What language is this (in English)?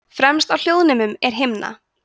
Icelandic